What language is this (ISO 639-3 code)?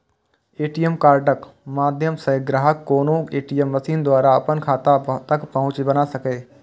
mai